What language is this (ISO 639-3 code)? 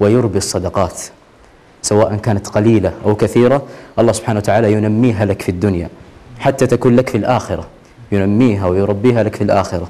ara